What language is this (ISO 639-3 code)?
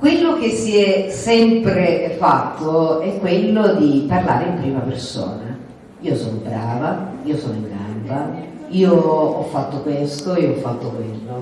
ita